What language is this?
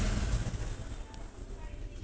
Magahi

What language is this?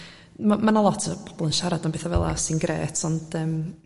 Welsh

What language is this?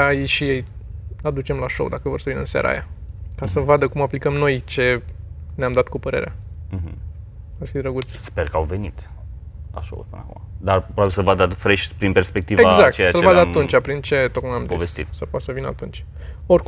Romanian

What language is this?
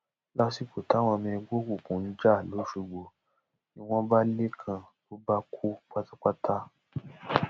Yoruba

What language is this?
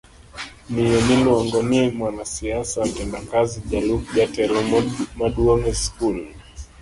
Luo (Kenya and Tanzania)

